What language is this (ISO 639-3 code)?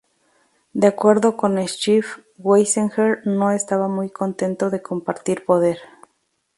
spa